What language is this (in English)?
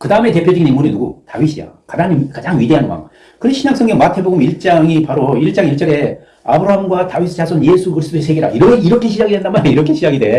Korean